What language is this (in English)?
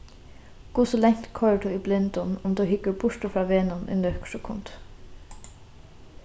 Faroese